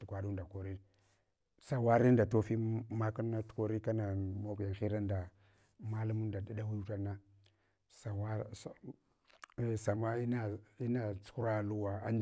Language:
Hwana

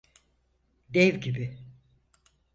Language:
Turkish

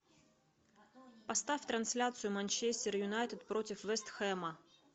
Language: Russian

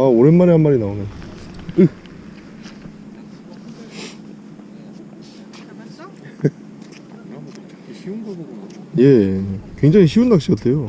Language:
Korean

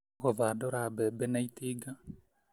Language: Kikuyu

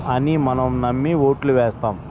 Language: Telugu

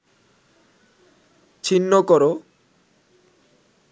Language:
Bangla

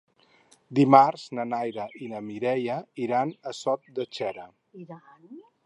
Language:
Catalan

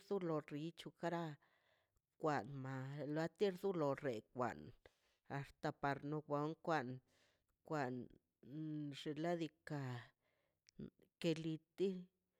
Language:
Mazaltepec Zapotec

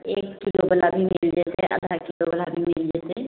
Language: Maithili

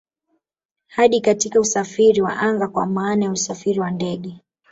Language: Swahili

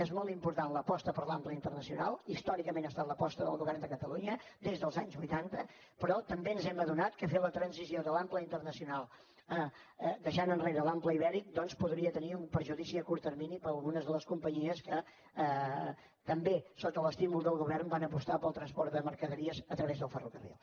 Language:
Catalan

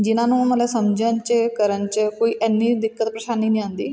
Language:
Punjabi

